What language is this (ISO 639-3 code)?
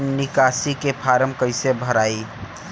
bho